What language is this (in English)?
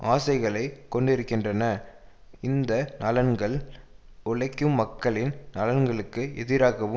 Tamil